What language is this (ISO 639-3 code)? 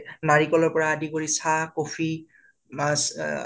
asm